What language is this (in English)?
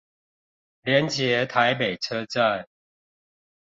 Chinese